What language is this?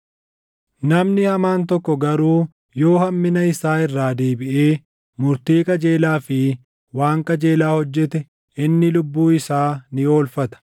Oromo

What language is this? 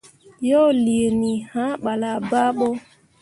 Mundang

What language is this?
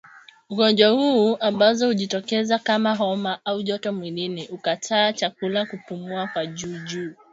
Swahili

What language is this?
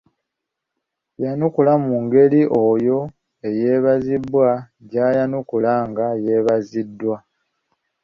Ganda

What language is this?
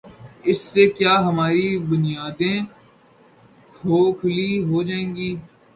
Urdu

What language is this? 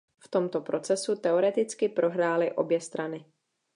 Czech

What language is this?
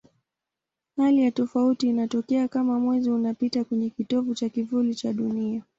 Swahili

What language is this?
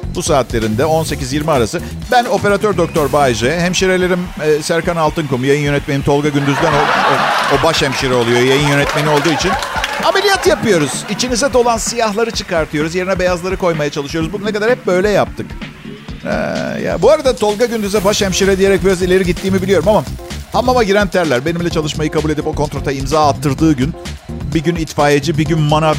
Turkish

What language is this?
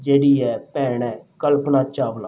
Punjabi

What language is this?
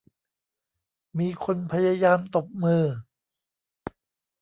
Thai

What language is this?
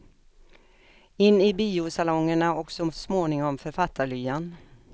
Swedish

